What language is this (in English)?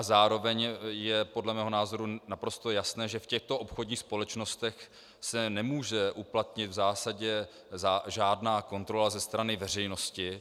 Czech